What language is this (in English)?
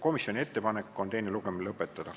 Estonian